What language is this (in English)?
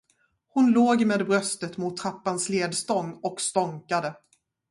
Swedish